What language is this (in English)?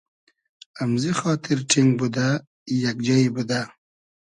Hazaragi